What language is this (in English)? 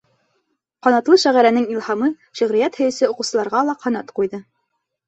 Bashkir